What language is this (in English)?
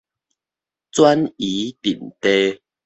Min Nan Chinese